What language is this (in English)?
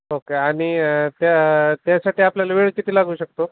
Marathi